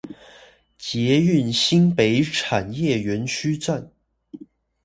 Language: Chinese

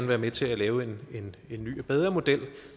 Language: Danish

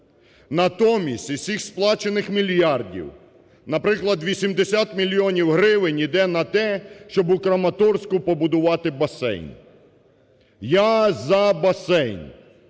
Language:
Ukrainian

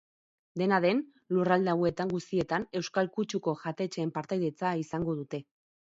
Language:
Basque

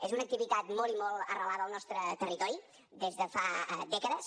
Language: Catalan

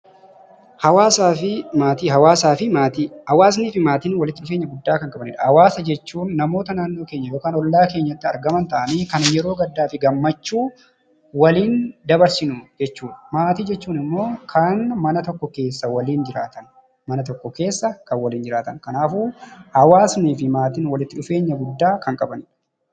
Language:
Oromo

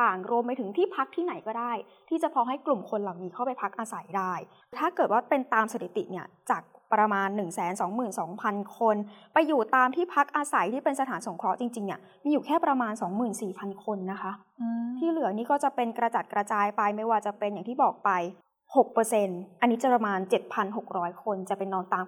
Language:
Thai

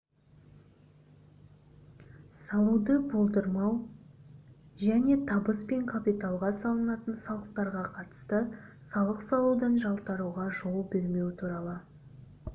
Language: Kazakh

